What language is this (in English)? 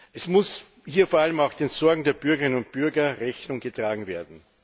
German